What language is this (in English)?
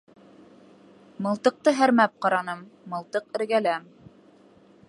Bashkir